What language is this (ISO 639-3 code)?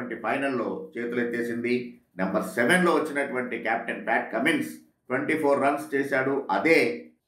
tel